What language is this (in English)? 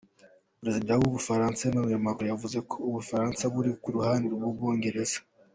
Kinyarwanda